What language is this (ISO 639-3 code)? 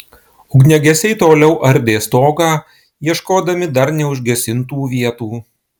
lit